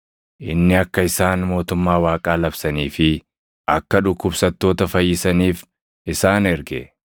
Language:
Oromo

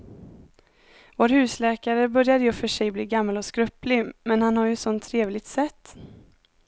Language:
Swedish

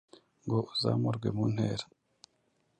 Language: Kinyarwanda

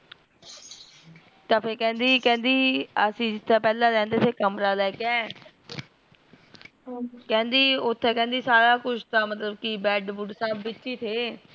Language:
Punjabi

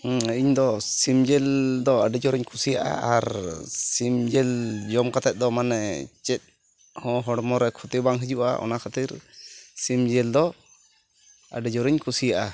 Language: Santali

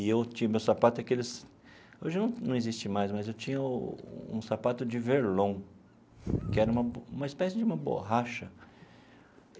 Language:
Portuguese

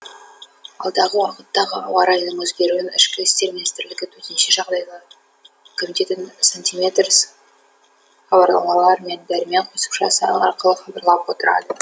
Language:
Kazakh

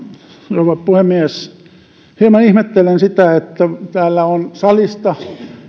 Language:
Finnish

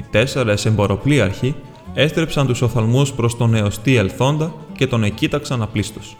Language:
Greek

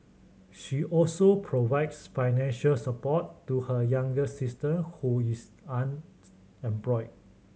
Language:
English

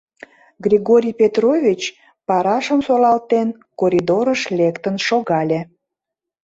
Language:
Mari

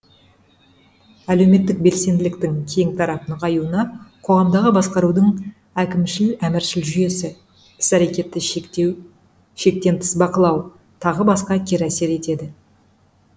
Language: Kazakh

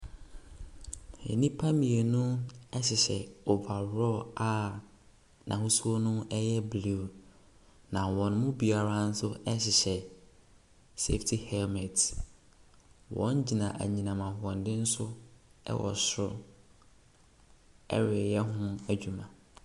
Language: Akan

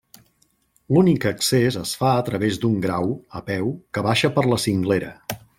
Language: Catalan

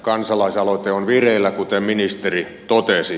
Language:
Finnish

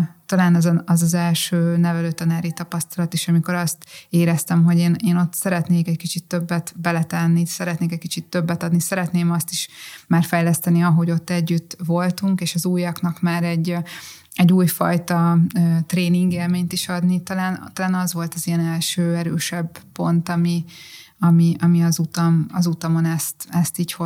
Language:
Hungarian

